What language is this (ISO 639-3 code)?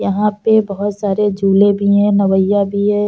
hin